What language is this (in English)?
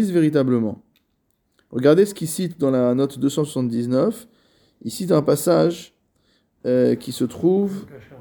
French